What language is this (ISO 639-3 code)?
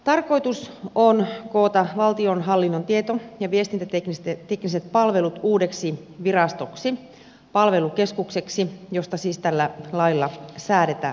fin